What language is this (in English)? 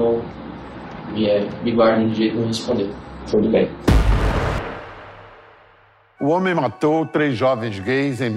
Portuguese